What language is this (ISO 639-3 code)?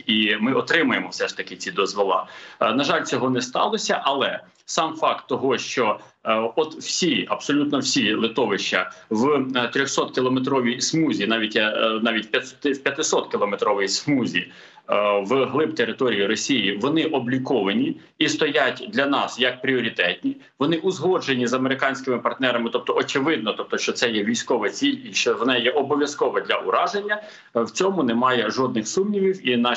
ukr